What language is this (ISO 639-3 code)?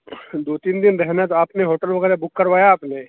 urd